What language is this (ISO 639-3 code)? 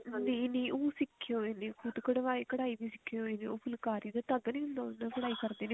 pan